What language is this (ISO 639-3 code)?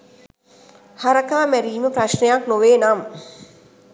sin